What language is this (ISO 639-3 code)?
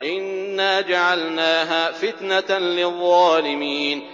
ara